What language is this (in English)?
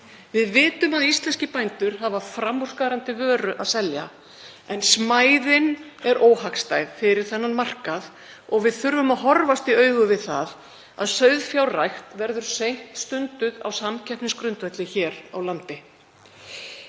Icelandic